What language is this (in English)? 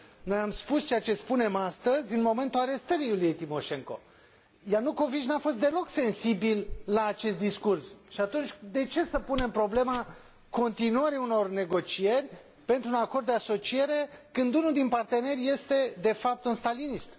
Romanian